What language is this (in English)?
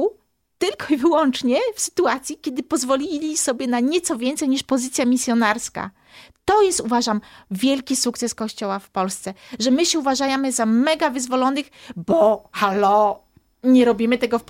Polish